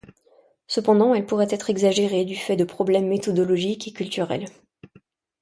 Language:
French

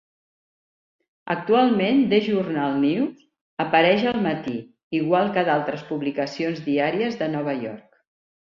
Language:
Catalan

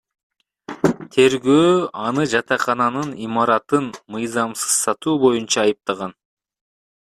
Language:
Kyrgyz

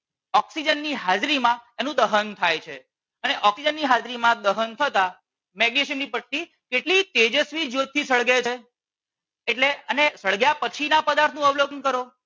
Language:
Gujarati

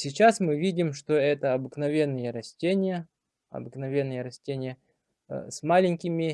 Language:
Russian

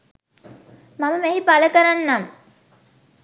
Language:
Sinhala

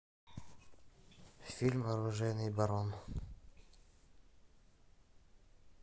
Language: Russian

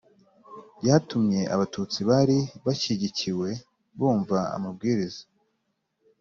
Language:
Kinyarwanda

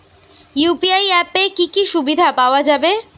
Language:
Bangla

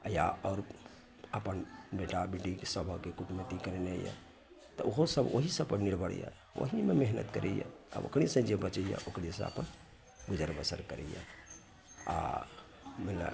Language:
Maithili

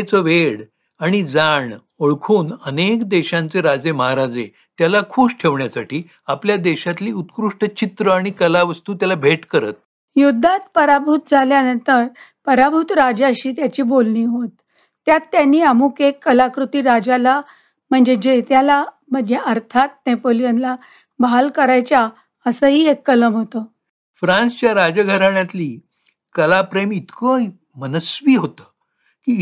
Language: Marathi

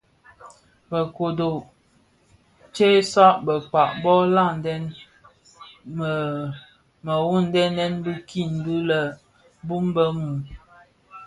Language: Bafia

